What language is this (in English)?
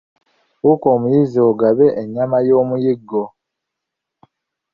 Ganda